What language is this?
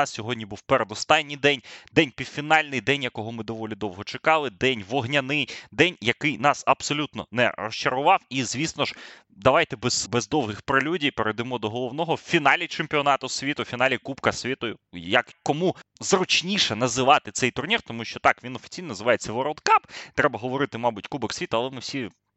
Ukrainian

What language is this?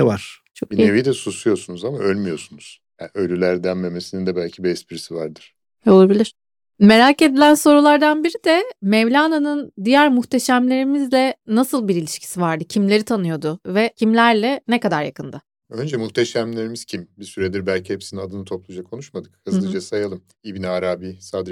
Turkish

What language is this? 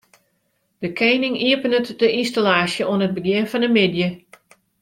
Western Frisian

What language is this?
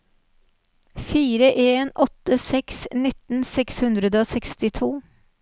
Norwegian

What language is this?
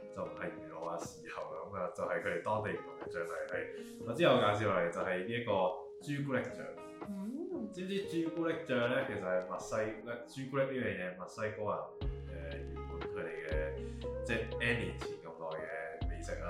Chinese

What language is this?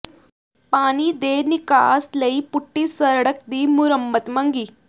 Punjabi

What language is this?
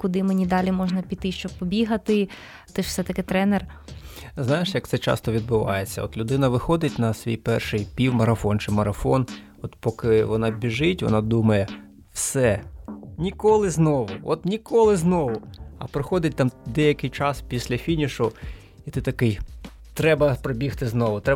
Ukrainian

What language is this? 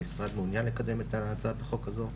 Hebrew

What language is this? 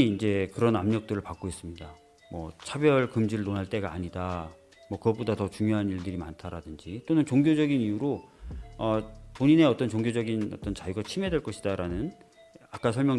Korean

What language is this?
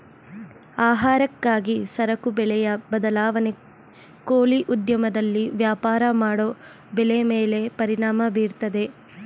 Kannada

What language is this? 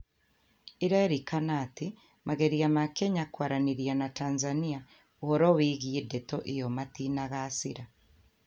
Kikuyu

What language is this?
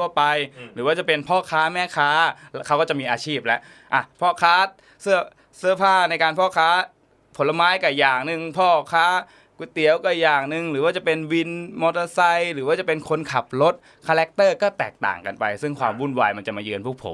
Thai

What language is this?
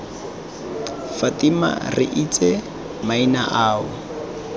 Tswana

